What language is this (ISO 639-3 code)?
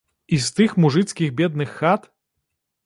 bel